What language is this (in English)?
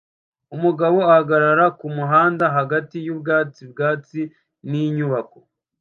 Kinyarwanda